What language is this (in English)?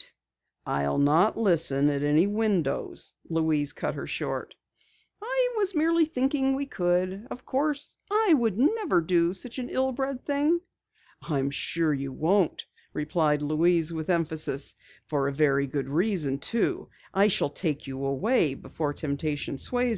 English